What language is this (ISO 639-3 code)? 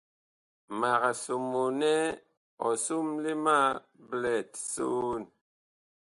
bkh